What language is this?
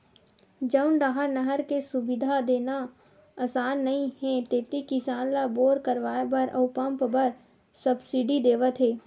Chhattisgarhi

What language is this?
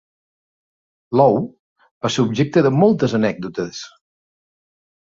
Catalan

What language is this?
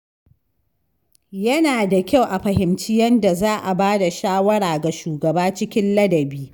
Hausa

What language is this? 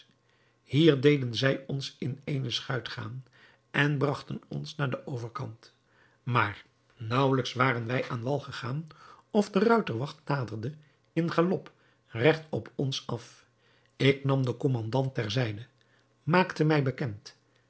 Dutch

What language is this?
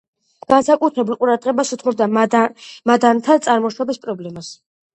Georgian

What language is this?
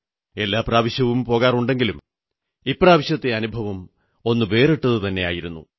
Malayalam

